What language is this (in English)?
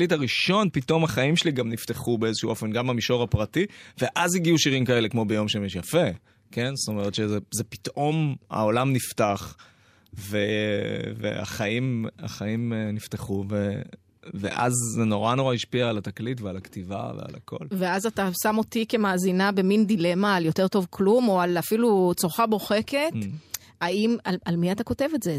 Hebrew